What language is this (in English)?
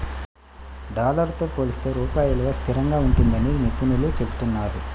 Telugu